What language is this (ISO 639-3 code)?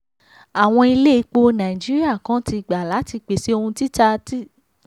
yor